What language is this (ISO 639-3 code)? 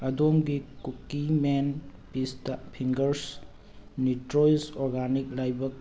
mni